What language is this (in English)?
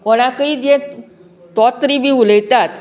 Konkani